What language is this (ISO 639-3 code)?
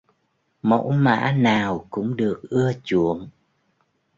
vie